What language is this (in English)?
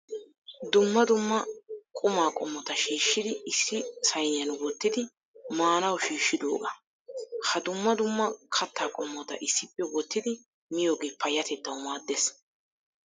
Wolaytta